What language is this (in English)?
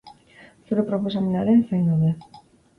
Basque